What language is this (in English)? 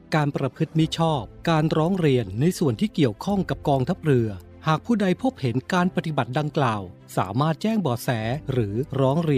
Thai